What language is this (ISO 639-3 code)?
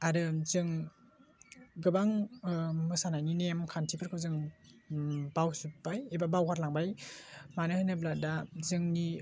brx